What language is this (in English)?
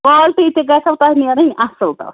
Kashmiri